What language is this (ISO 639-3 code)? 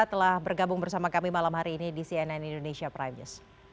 ind